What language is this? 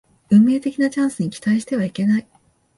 Japanese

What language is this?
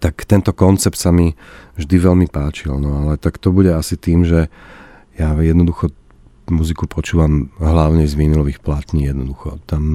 Slovak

